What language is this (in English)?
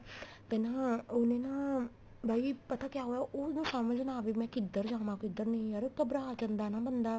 Punjabi